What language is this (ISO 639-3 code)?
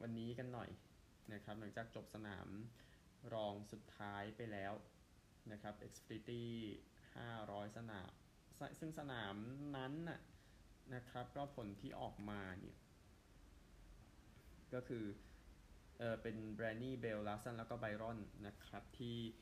tha